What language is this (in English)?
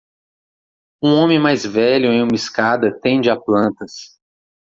Portuguese